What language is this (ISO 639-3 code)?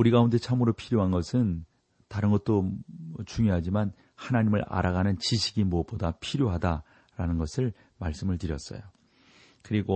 kor